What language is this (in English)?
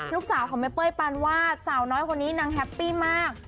Thai